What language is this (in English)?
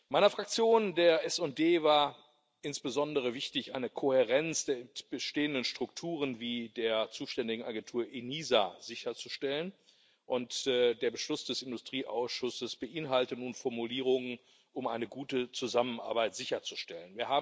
German